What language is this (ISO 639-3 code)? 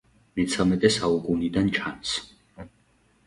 kat